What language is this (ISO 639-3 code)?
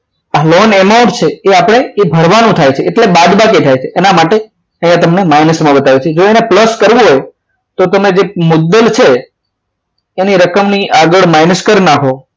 guj